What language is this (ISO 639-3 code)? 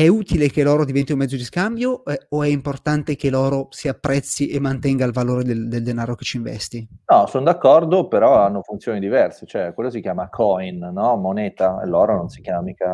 ita